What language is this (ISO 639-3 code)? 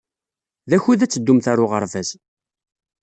kab